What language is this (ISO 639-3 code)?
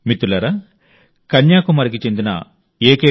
tel